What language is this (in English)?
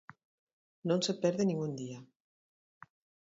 Galician